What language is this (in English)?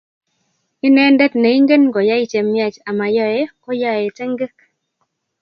Kalenjin